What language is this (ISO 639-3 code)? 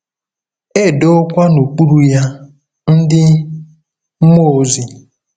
ibo